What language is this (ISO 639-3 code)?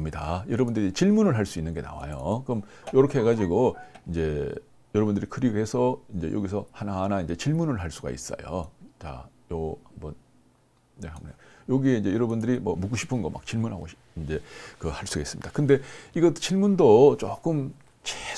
kor